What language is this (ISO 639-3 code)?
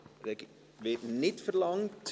gsw